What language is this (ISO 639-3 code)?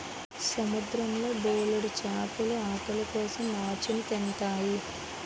tel